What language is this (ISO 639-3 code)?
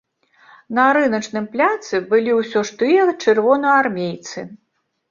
bel